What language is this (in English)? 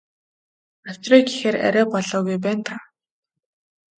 Mongolian